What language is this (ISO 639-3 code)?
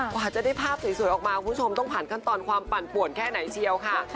tha